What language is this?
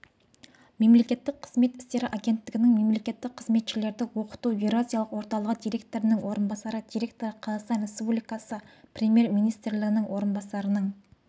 Kazakh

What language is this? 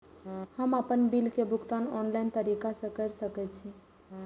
Maithili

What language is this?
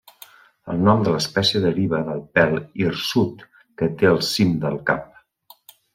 Catalan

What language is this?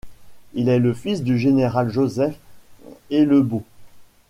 French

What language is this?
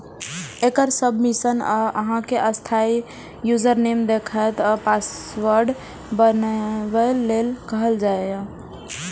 Maithili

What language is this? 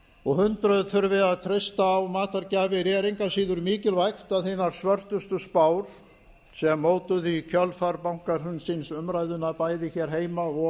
Icelandic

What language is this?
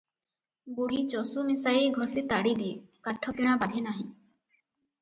Odia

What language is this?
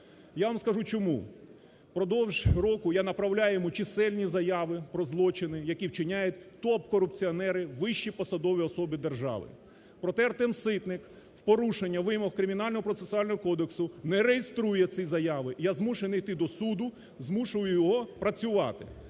Ukrainian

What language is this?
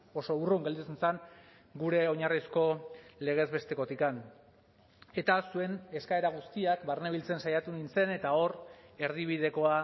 Basque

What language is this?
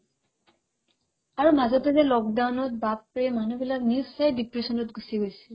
Assamese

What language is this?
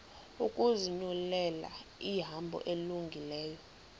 Xhosa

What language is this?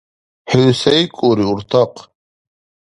Dargwa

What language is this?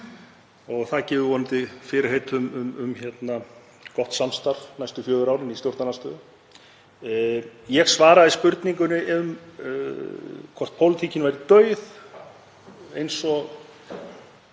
Icelandic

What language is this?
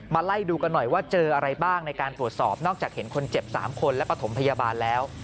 Thai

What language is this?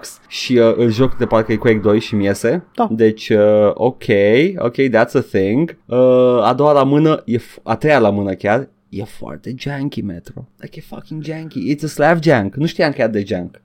Romanian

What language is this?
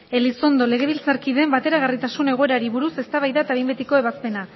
Basque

